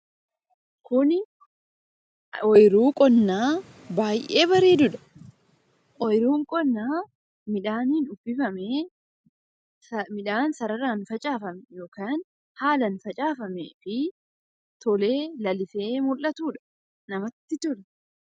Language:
Oromo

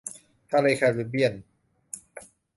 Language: Thai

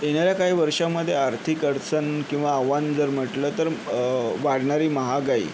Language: Marathi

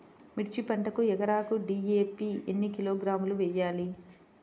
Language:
Telugu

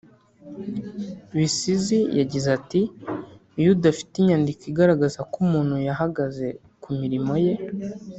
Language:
Kinyarwanda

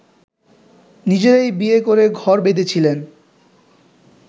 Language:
Bangla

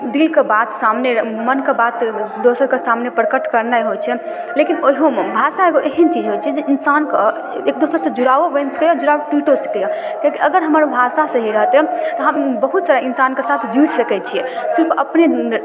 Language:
Maithili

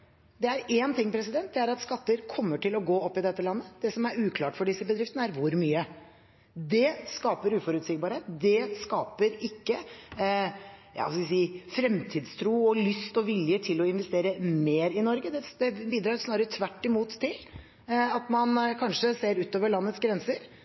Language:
Norwegian Bokmål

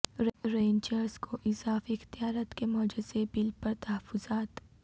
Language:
Urdu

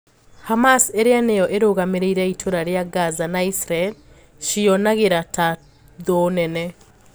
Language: Kikuyu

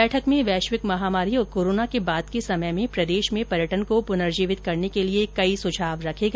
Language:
Hindi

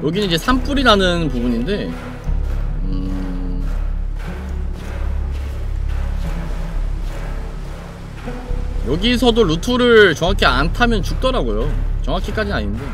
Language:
Korean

